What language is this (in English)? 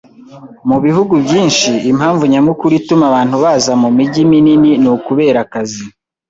Kinyarwanda